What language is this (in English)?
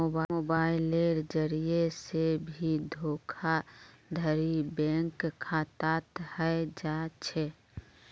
Magahi